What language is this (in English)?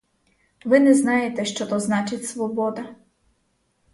Ukrainian